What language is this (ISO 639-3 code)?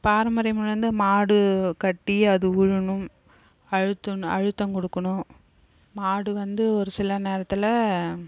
tam